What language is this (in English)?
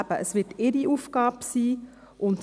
Swiss German